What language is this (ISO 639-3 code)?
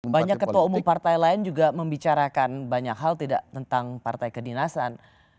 ind